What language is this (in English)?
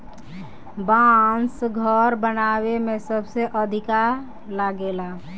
Bhojpuri